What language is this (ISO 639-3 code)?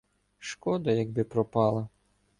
ukr